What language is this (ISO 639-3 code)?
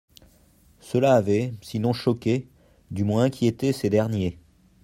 fra